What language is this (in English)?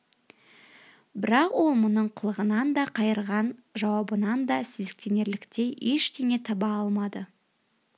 Kazakh